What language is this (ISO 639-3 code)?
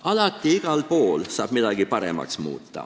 est